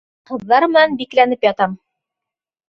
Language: Bashkir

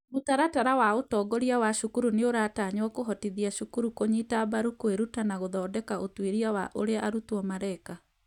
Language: Kikuyu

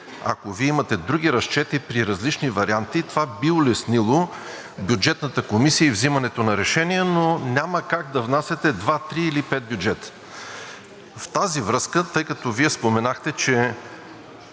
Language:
Bulgarian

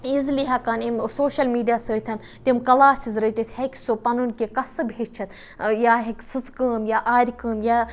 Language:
Kashmiri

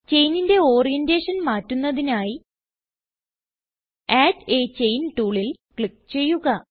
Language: Malayalam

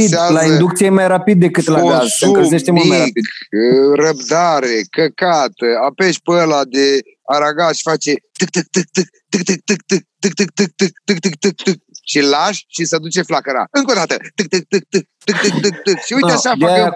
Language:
Romanian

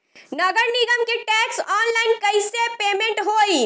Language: Bhojpuri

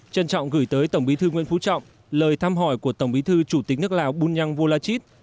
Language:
Vietnamese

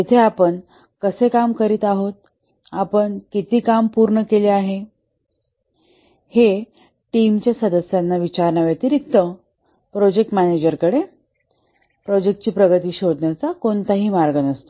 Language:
Marathi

